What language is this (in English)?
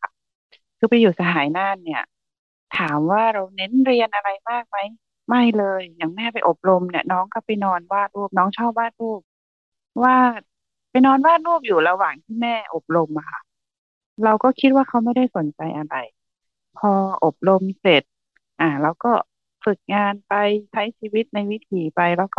Thai